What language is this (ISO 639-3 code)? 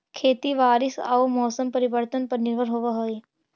mag